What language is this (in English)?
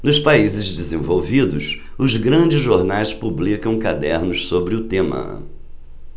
Portuguese